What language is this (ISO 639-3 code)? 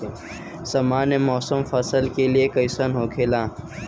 bho